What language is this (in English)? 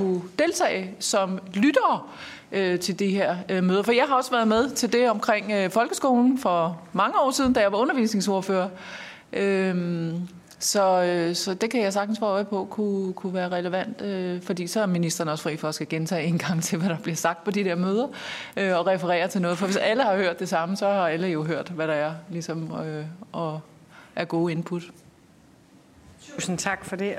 Danish